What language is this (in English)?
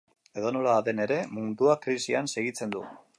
Basque